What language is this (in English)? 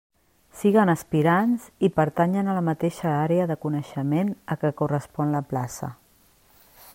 Catalan